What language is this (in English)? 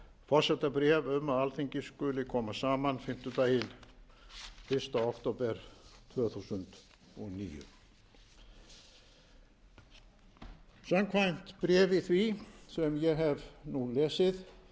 Icelandic